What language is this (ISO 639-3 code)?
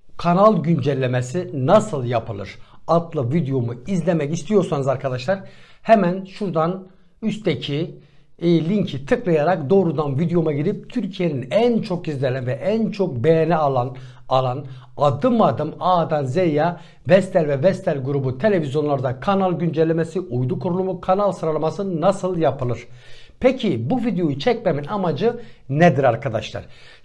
tur